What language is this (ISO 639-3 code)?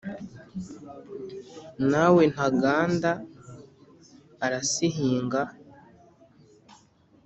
kin